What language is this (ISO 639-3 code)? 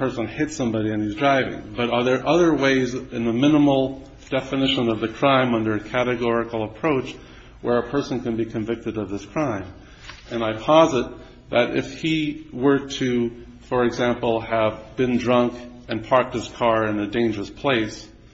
eng